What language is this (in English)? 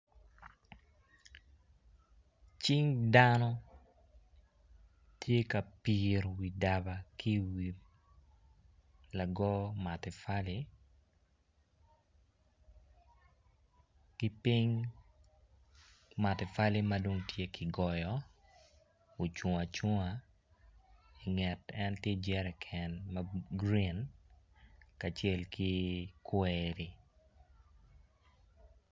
Acoli